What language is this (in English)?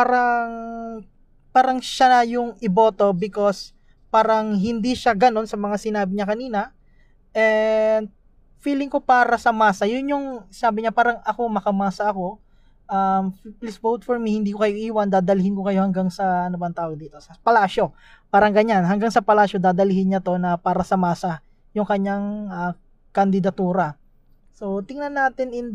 Filipino